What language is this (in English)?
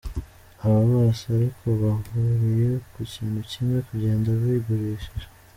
Kinyarwanda